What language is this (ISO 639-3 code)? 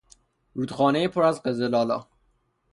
fas